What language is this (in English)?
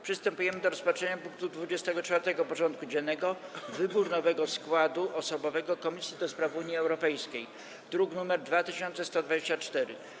Polish